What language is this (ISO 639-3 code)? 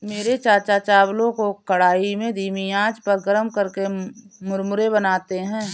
hin